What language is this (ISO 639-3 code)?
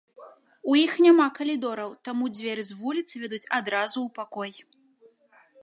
bel